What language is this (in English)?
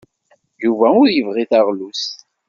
Kabyle